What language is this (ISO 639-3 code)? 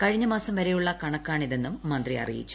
mal